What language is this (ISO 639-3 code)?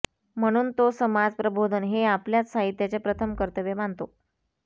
mar